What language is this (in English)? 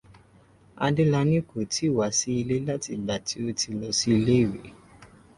Yoruba